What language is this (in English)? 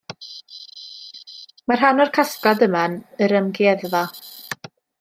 Welsh